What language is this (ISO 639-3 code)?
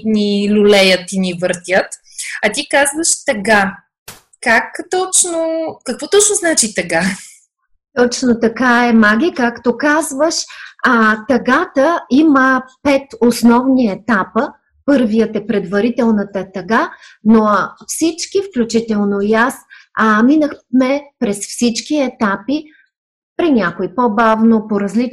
bul